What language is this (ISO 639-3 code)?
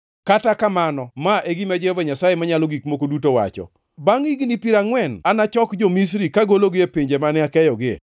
luo